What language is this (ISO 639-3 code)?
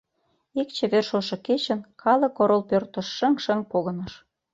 chm